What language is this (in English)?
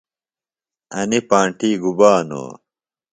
Phalura